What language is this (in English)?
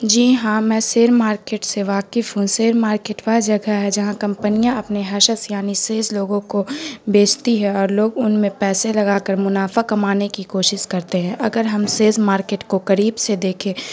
Urdu